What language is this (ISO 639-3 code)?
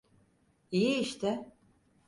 tur